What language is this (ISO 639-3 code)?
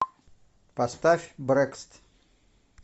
rus